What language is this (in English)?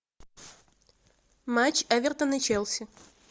Russian